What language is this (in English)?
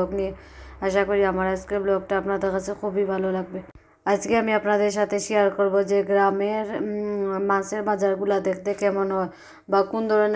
Arabic